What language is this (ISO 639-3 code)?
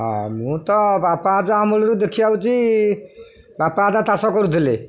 ori